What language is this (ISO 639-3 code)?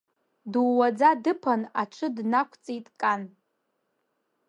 abk